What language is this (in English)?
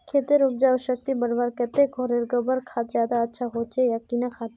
Magahi